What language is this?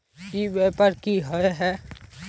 Magahi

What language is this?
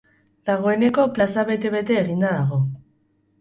Basque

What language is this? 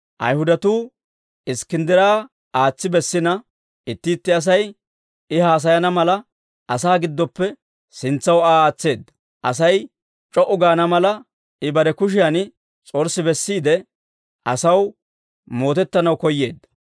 Dawro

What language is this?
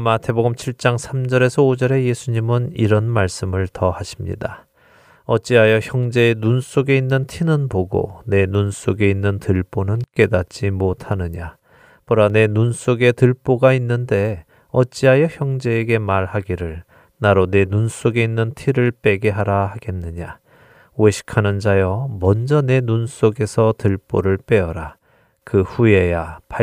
Korean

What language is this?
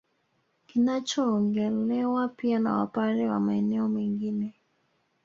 Swahili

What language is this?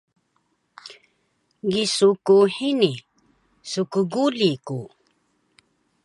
Taroko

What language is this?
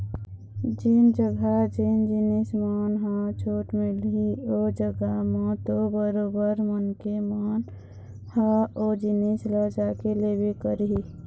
Chhattisgarhi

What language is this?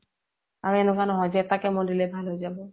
Assamese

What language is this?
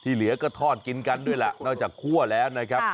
Thai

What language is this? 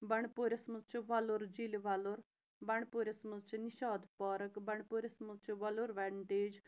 Kashmiri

